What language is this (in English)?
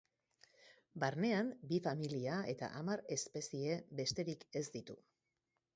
Basque